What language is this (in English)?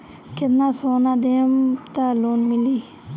Bhojpuri